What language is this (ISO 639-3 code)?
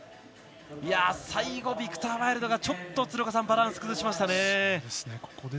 jpn